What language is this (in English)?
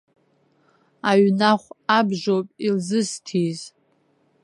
Abkhazian